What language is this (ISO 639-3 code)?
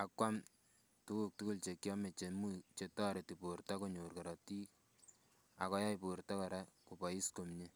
kln